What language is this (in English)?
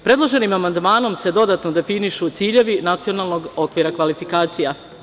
Serbian